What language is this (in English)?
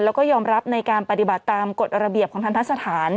Thai